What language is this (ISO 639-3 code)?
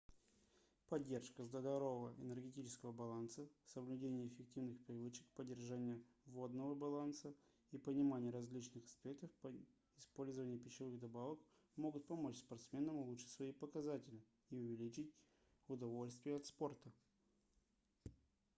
rus